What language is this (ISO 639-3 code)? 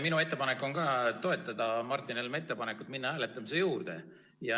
est